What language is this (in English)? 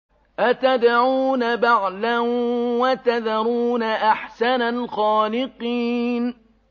Arabic